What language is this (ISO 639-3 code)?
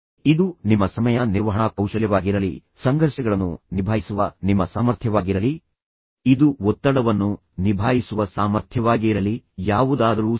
kan